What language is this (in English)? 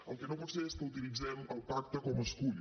Catalan